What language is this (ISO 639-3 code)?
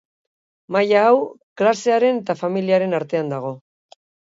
eus